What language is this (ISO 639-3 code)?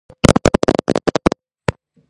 kat